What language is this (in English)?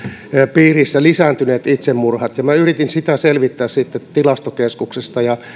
Finnish